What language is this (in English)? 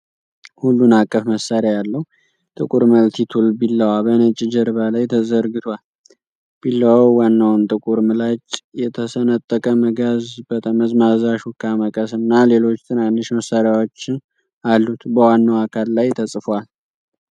Amharic